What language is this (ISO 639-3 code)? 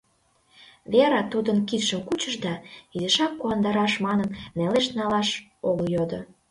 chm